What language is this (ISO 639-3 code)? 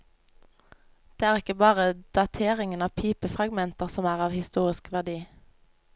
nor